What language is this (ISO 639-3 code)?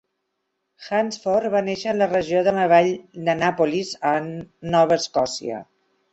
cat